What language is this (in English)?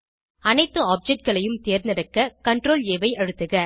Tamil